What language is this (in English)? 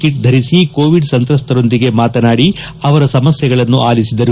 Kannada